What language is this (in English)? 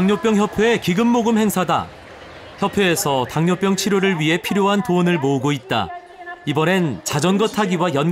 Korean